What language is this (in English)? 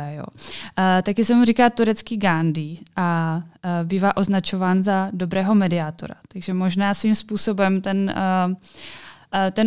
Czech